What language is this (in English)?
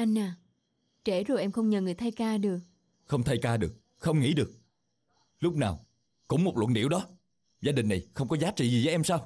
Vietnamese